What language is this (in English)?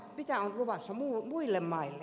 Finnish